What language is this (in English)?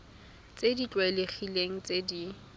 Tswana